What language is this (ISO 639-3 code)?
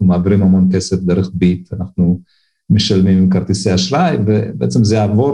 heb